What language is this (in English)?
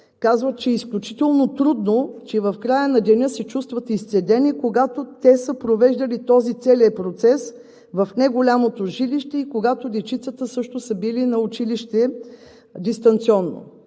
Bulgarian